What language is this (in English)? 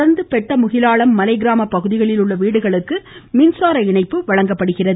Tamil